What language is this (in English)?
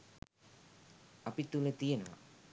Sinhala